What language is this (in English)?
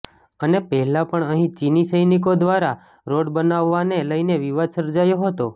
Gujarati